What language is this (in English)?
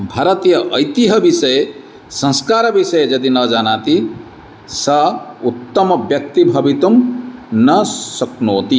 Sanskrit